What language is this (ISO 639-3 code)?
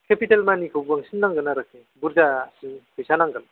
brx